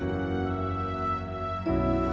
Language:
Indonesian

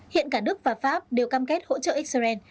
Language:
Vietnamese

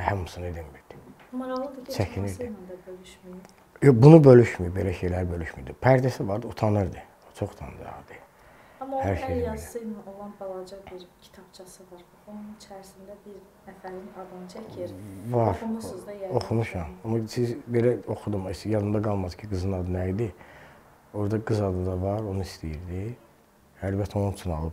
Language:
Turkish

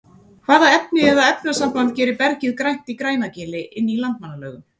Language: Icelandic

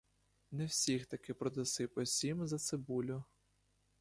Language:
Ukrainian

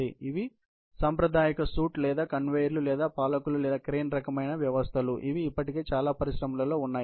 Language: Telugu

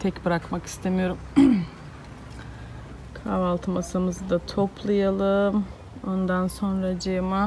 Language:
Turkish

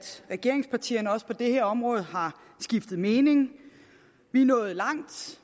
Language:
Danish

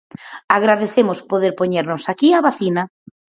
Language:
Galician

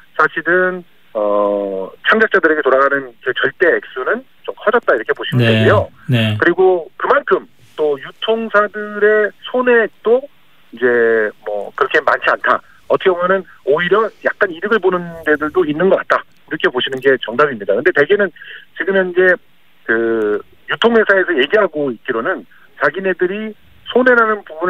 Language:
Korean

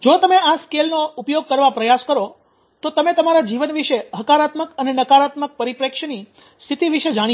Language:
Gujarati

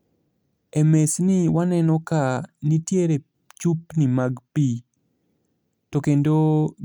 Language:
Luo (Kenya and Tanzania)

